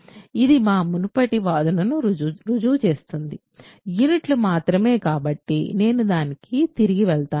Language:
Telugu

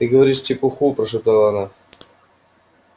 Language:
Russian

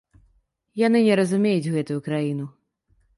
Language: Belarusian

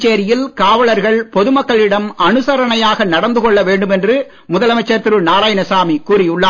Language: Tamil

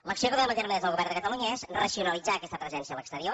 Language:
Catalan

